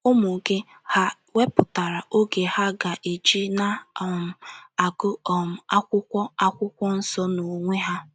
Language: Igbo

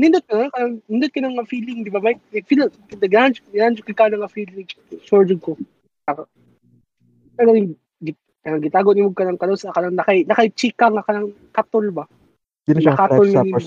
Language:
Filipino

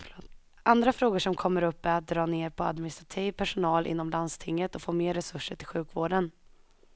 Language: Swedish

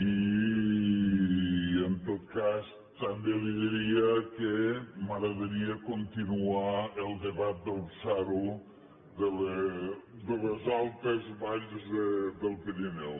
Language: Catalan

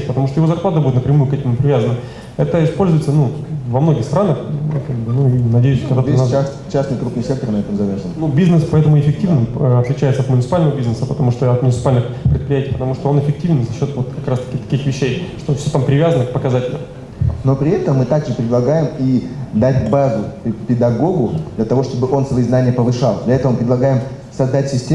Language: Russian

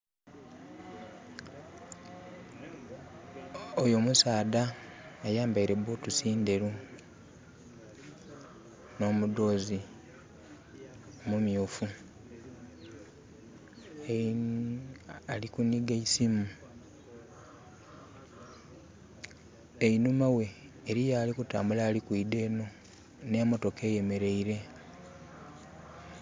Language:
Soga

